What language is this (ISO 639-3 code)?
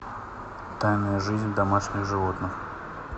rus